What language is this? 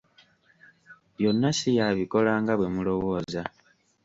Ganda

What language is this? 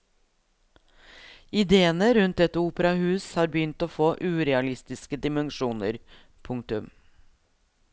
Norwegian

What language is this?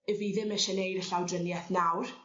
Welsh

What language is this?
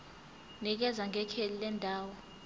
Zulu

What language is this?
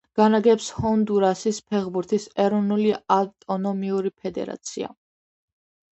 Georgian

